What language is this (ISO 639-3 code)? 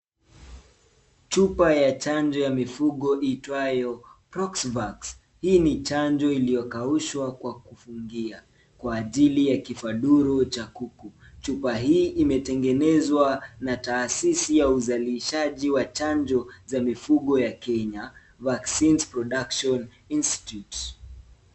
swa